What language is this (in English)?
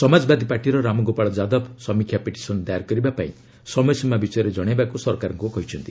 Odia